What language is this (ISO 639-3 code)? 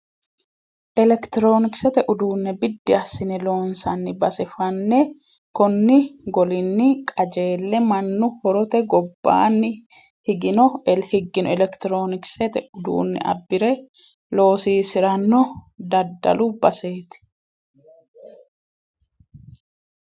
sid